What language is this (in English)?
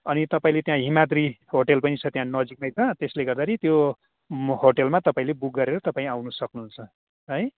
Nepali